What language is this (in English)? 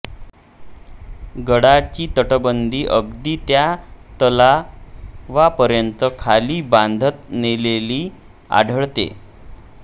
Marathi